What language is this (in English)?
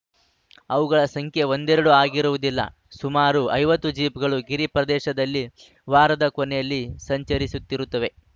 Kannada